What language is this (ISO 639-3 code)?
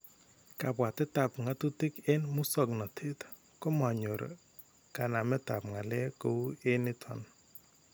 kln